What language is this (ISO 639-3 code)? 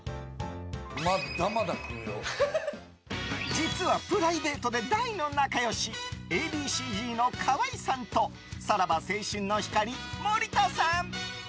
jpn